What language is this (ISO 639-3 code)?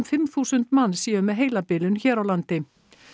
isl